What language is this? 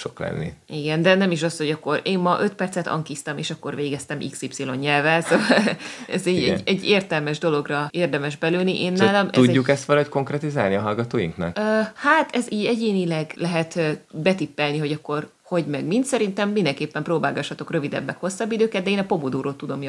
Hungarian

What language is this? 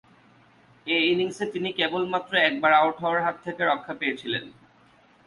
Bangla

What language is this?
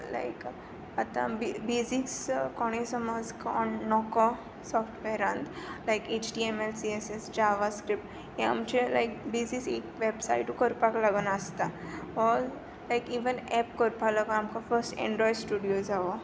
Konkani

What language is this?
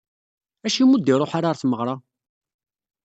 Kabyle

